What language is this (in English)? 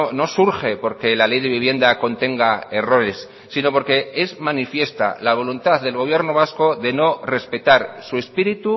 Spanish